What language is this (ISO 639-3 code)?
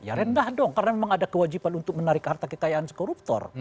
ind